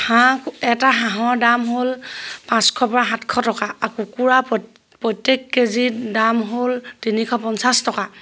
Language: Assamese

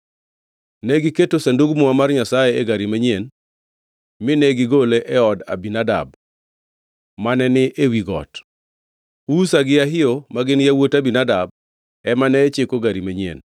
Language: Luo (Kenya and Tanzania)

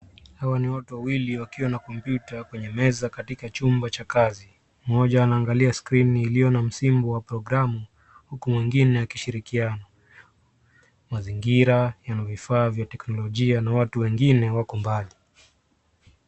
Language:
Swahili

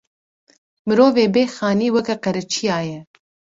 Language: Kurdish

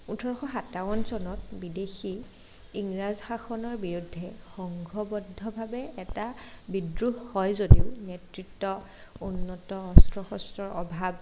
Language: Assamese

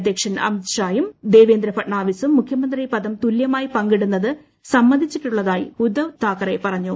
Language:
Malayalam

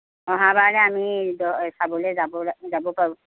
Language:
Assamese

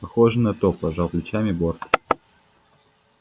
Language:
Russian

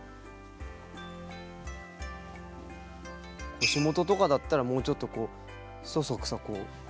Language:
Japanese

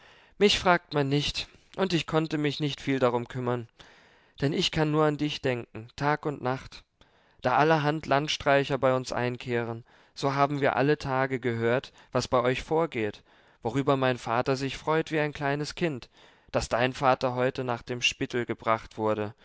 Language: German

